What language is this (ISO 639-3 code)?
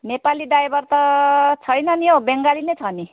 nep